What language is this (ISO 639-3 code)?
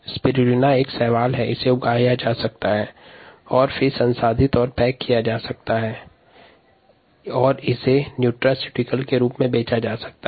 hin